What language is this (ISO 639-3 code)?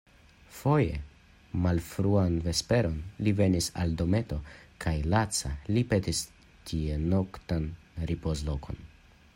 epo